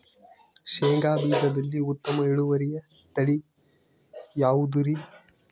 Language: Kannada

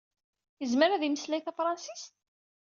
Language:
Kabyle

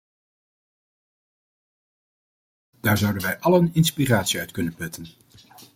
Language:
Dutch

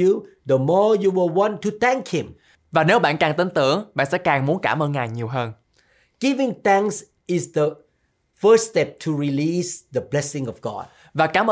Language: Vietnamese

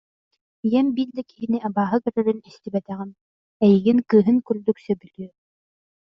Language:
Yakut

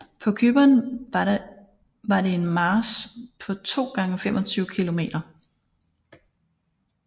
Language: Danish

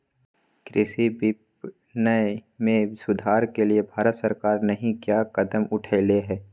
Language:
Magahi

